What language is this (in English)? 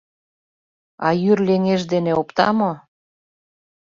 Mari